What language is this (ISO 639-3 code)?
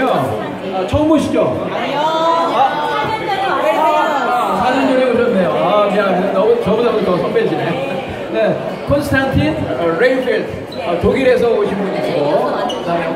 kor